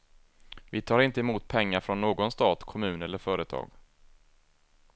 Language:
Swedish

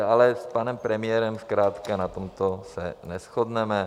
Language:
Czech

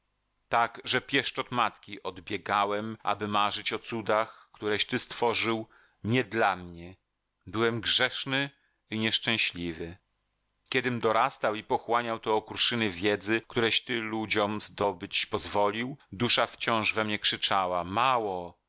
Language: Polish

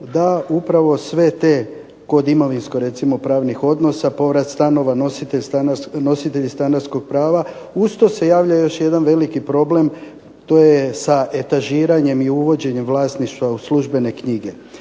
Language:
Croatian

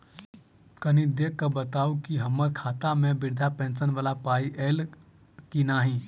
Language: Maithili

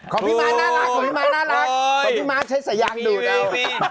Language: Thai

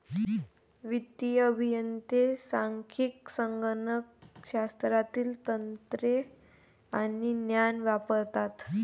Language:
Marathi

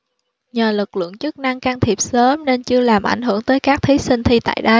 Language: Vietnamese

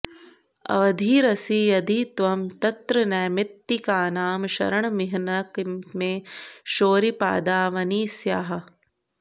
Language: Sanskrit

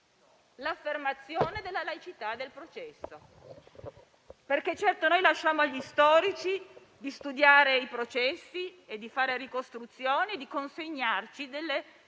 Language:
Italian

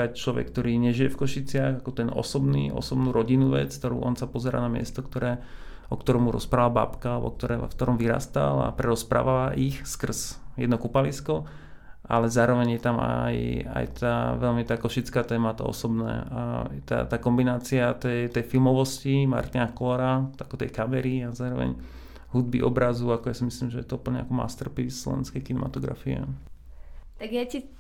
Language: Slovak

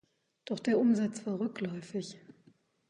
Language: German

